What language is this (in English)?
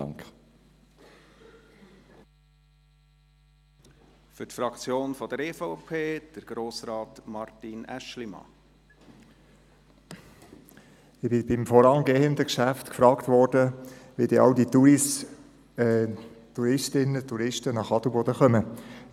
Swiss German